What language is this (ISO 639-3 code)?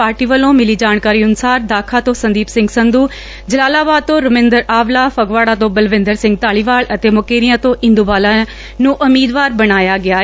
pan